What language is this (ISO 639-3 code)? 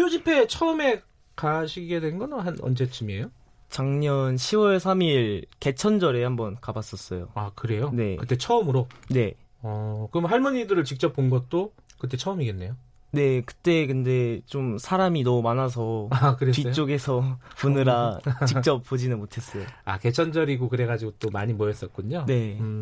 kor